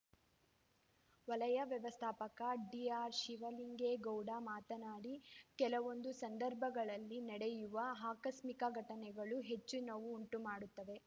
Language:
Kannada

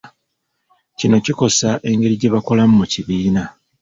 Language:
Ganda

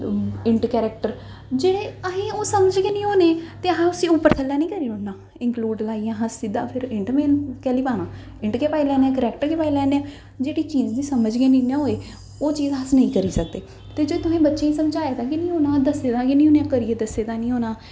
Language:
Dogri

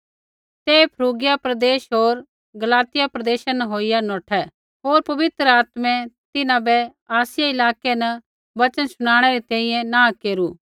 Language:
Kullu Pahari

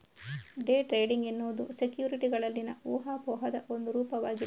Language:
Kannada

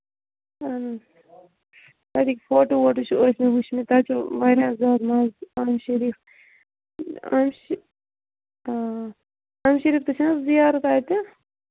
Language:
Kashmiri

